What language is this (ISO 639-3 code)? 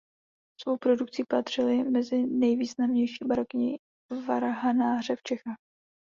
ces